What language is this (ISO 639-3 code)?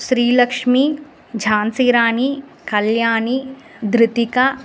san